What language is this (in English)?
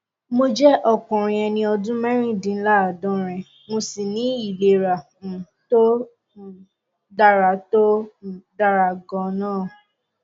Yoruba